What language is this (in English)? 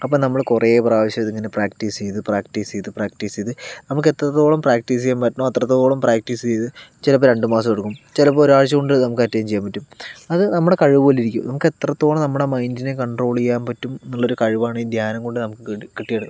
Malayalam